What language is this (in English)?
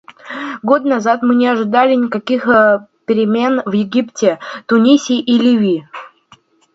Russian